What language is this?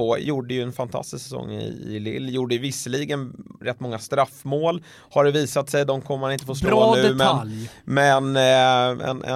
Swedish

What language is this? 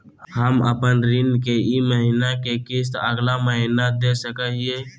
Magahi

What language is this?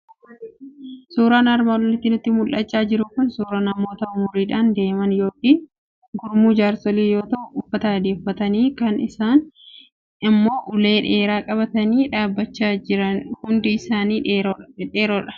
Oromo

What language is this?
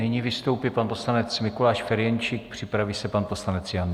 Czech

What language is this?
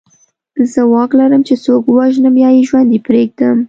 Pashto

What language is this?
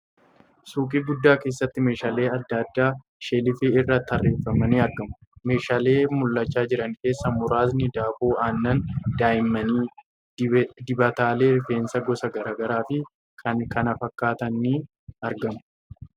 Oromo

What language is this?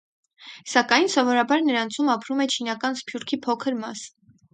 Armenian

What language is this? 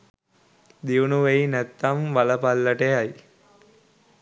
Sinhala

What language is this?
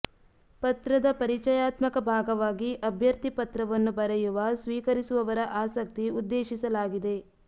Kannada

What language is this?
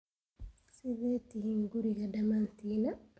Somali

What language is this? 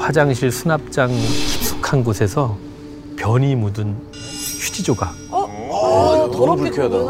Korean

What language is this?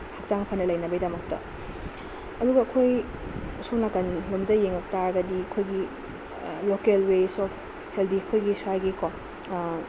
Manipuri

